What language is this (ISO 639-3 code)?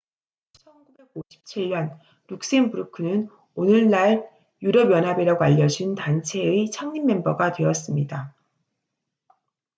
kor